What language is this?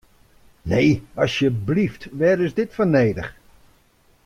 Western Frisian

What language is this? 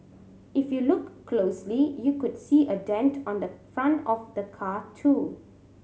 English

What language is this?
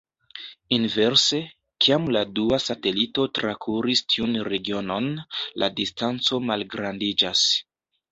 Esperanto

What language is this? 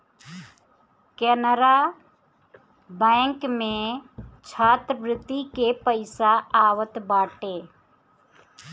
Bhojpuri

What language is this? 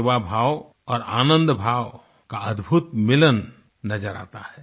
Hindi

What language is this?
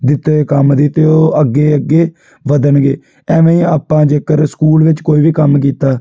Punjabi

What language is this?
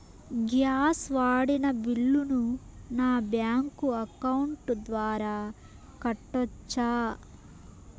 Telugu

